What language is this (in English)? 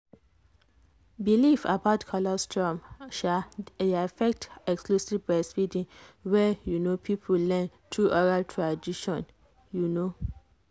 Nigerian Pidgin